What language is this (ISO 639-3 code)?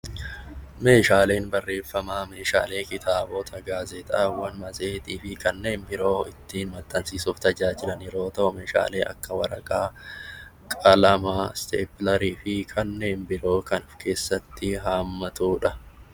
orm